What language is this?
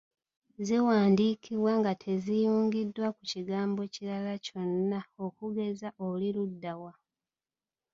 Ganda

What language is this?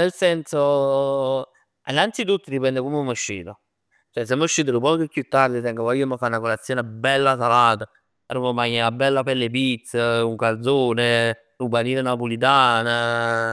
Neapolitan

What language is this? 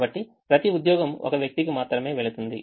Telugu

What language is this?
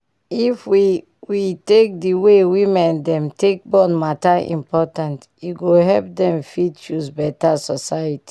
Nigerian Pidgin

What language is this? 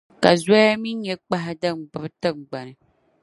Dagbani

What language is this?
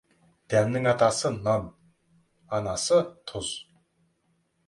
Kazakh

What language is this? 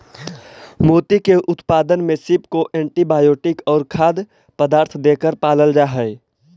Magahi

